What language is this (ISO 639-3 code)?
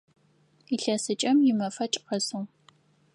ady